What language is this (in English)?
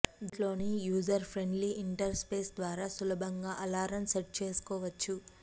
Telugu